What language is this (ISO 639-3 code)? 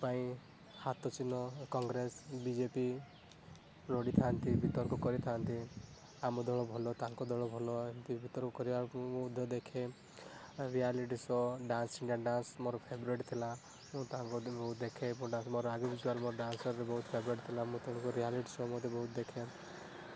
ori